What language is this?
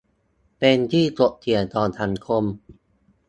Thai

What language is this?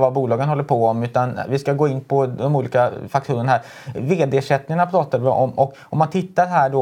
Swedish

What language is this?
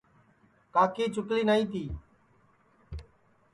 Sansi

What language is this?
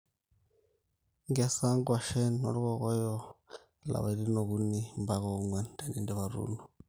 Masai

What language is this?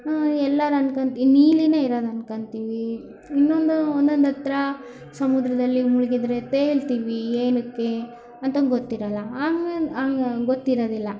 Kannada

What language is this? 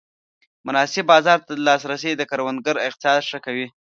Pashto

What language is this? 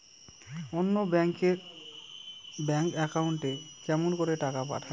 Bangla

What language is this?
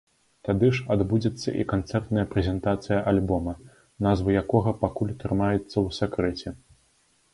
Belarusian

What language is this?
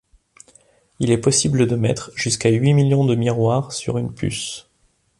French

